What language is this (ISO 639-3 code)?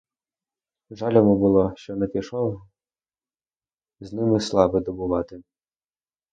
ukr